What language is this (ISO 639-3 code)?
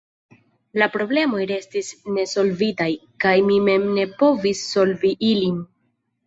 epo